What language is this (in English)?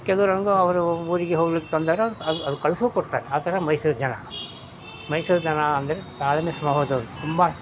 Kannada